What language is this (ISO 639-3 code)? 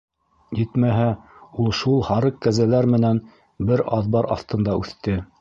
bak